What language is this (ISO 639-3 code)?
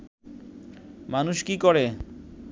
ben